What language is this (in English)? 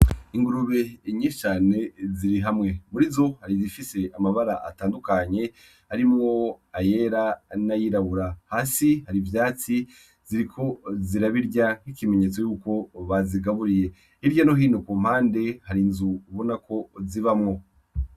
Rundi